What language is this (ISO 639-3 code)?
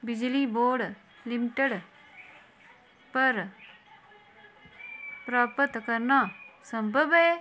doi